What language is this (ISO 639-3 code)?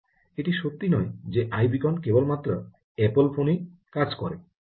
ben